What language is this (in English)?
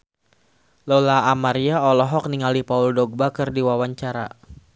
Sundanese